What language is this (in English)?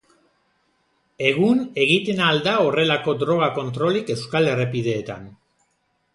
Basque